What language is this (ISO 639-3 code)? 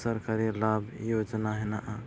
sat